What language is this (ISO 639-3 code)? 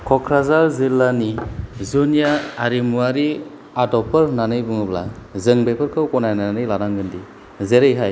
brx